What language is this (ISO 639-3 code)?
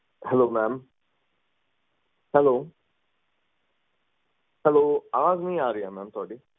pan